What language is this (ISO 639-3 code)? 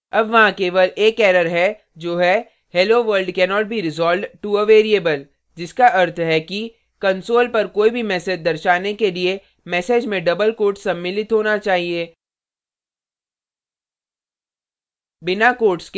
hin